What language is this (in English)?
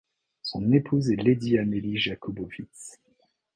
French